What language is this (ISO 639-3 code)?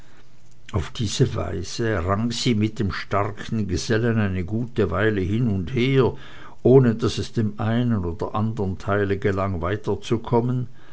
deu